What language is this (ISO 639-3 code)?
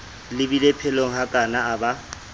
sot